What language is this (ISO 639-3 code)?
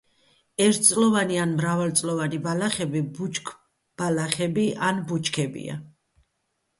kat